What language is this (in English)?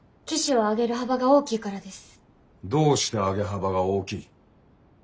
Japanese